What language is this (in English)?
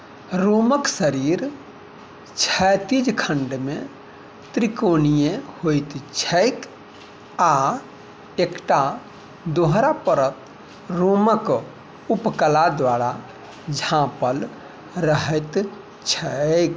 Maithili